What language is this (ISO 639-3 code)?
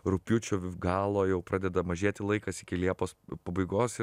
lit